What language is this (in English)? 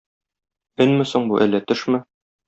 Tatar